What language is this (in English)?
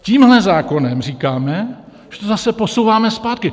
Czech